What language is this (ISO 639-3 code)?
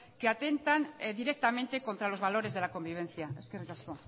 spa